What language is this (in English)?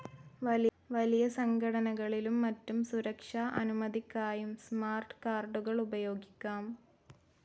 Malayalam